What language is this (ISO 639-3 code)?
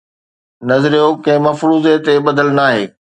snd